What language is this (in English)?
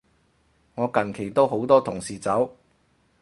Cantonese